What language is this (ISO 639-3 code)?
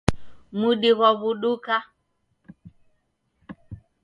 dav